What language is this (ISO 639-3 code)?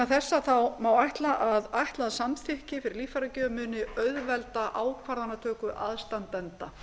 isl